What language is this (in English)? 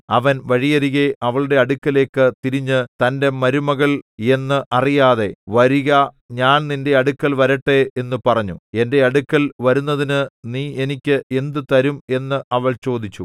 Malayalam